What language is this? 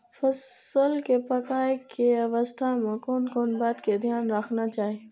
Maithili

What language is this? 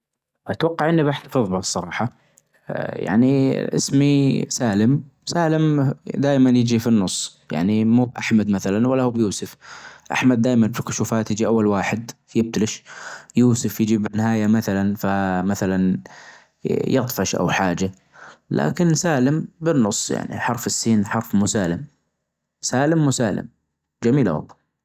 Najdi Arabic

